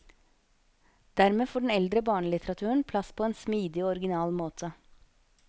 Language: Norwegian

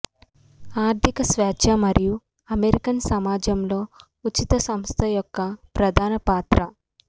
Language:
Telugu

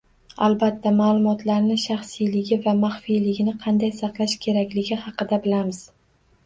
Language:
Uzbek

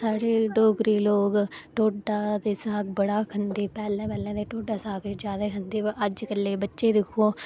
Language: Dogri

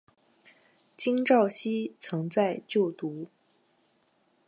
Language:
Chinese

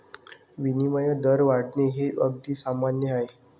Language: Marathi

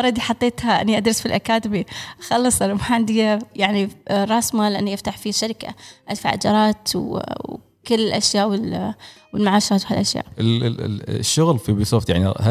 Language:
Arabic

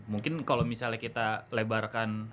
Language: Indonesian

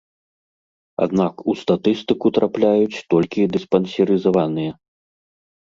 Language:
Belarusian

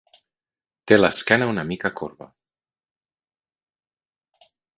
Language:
Catalan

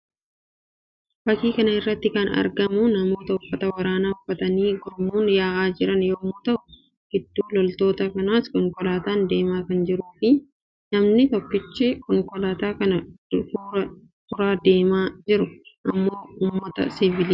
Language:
Oromo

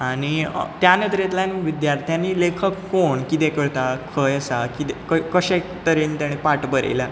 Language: Konkani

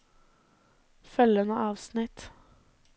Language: Norwegian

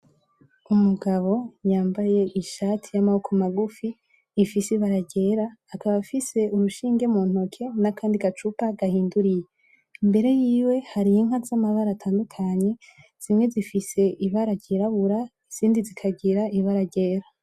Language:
Rundi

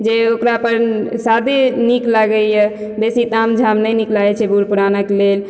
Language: Maithili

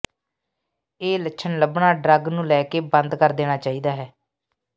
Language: Punjabi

